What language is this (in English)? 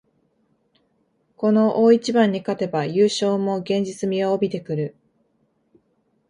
Japanese